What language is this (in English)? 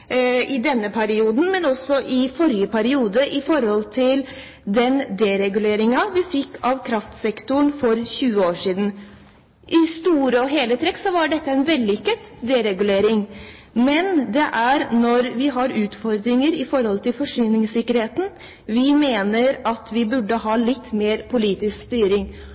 Norwegian Bokmål